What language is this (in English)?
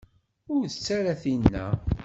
Kabyle